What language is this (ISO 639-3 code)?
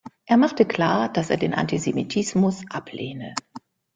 deu